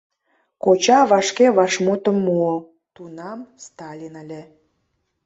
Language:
Mari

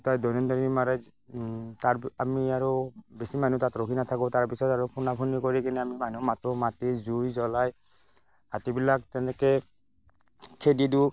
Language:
Assamese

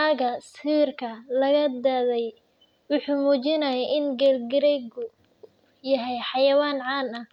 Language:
Somali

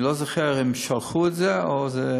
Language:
Hebrew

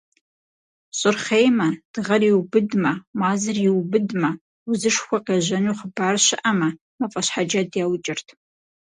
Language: Kabardian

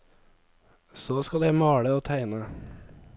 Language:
Norwegian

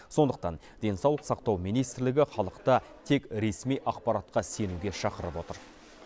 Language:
Kazakh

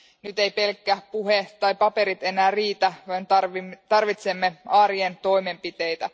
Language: Finnish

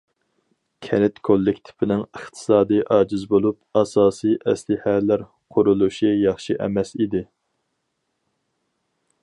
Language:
Uyghur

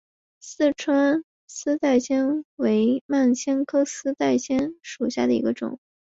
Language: Chinese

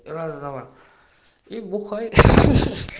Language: Russian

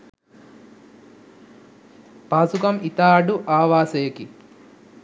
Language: Sinhala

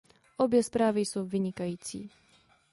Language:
Czech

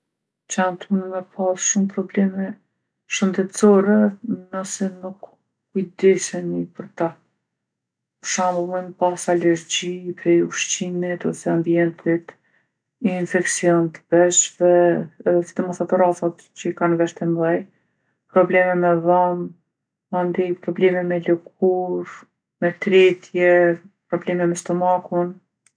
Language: Gheg Albanian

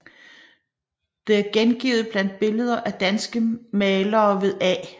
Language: Danish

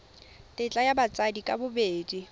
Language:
Tswana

